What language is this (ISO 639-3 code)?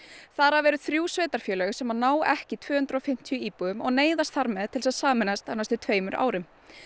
isl